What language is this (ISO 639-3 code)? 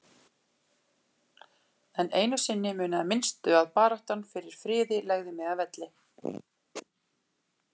isl